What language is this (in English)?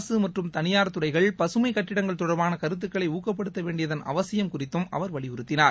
Tamil